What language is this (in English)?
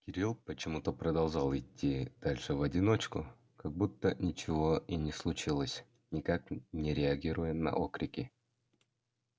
Russian